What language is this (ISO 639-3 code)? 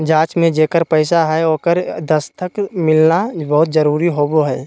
mag